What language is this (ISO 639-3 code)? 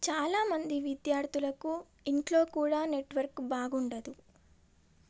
tel